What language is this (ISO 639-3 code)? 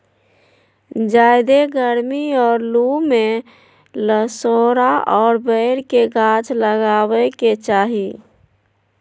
mag